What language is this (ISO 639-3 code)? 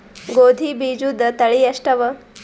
kan